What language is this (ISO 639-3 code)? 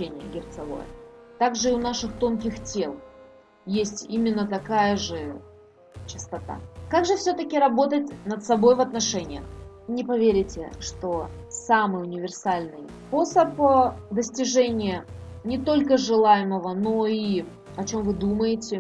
rus